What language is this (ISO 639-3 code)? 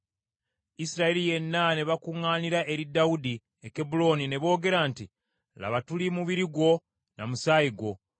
lug